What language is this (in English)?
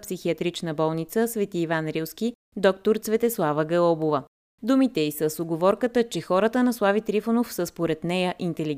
Bulgarian